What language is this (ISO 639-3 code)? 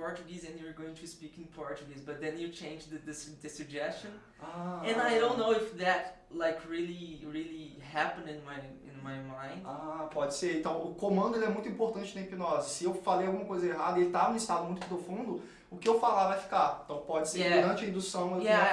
por